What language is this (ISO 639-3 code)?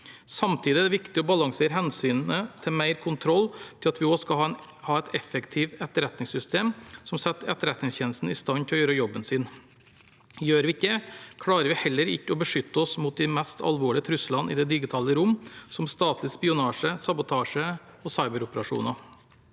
nor